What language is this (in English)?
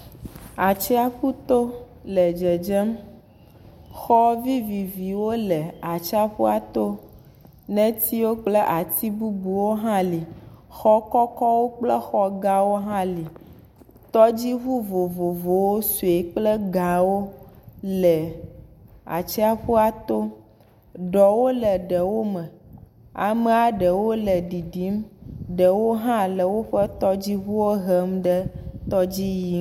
Ewe